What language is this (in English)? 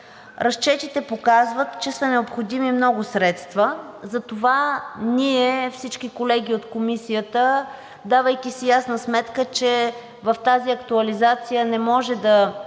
Bulgarian